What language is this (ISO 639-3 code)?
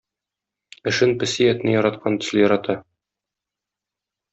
tat